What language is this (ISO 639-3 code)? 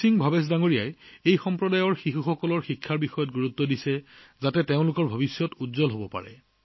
asm